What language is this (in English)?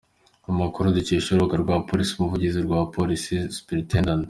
Kinyarwanda